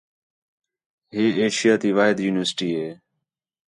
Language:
Khetrani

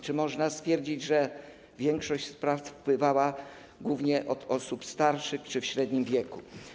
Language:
Polish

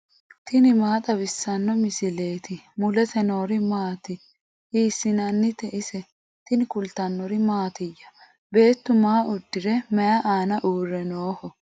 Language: Sidamo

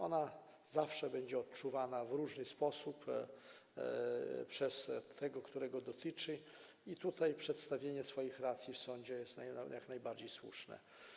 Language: Polish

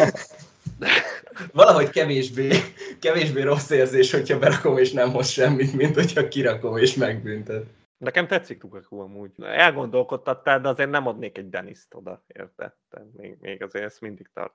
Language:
Hungarian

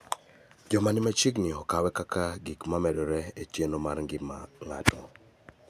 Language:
Luo (Kenya and Tanzania)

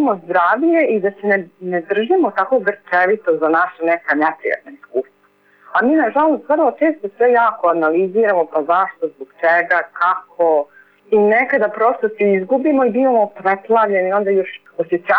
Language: Croatian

